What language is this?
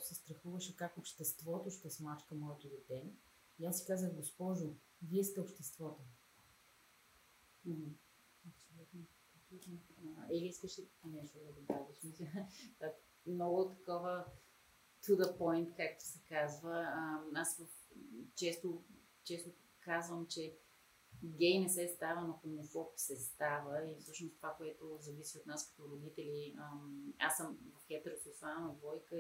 Bulgarian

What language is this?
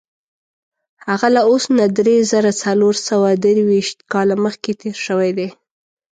Pashto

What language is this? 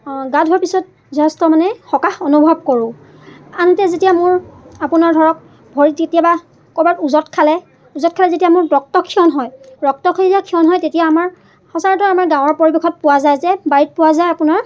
Assamese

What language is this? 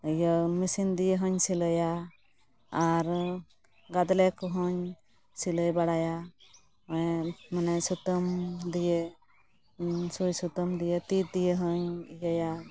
Santali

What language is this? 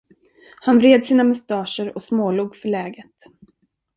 Swedish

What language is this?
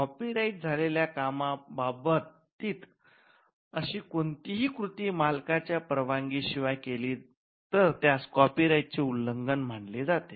Marathi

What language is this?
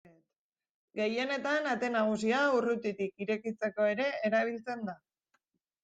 Basque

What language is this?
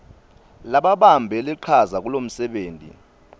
Swati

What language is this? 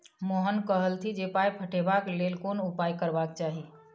Maithili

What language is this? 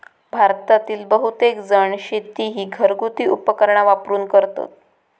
Marathi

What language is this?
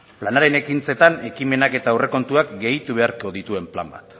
Basque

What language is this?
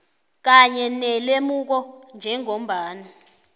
South Ndebele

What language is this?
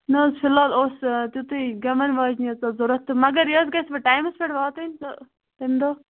Kashmiri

